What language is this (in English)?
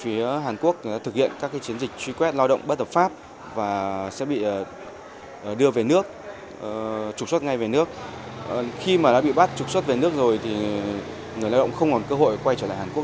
Vietnamese